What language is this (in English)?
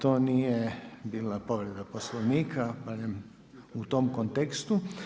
Croatian